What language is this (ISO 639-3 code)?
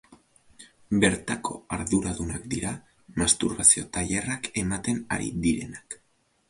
eus